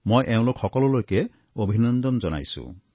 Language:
Assamese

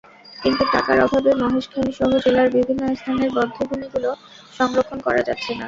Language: Bangla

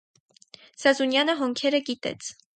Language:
Armenian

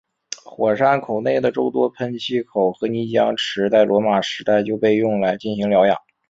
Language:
Chinese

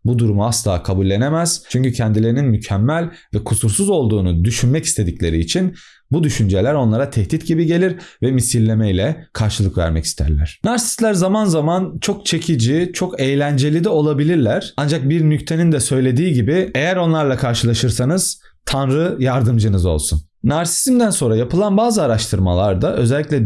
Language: Turkish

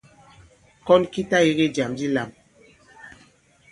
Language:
Bankon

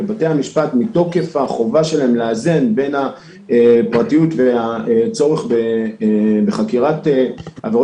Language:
Hebrew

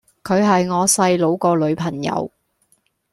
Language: Cantonese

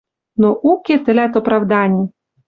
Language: Western Mari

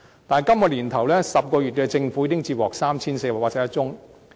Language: Cantonese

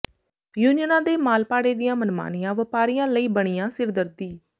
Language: Punjabi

